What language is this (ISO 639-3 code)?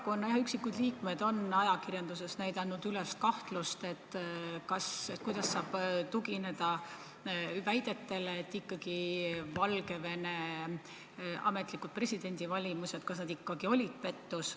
est